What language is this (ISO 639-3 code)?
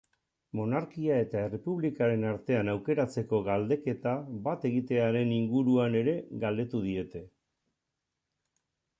eus